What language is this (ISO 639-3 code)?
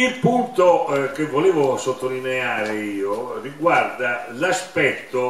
ita